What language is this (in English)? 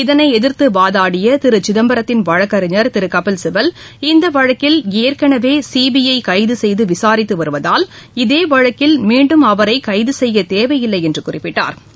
Tamil